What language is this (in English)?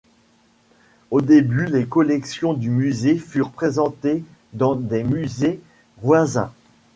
French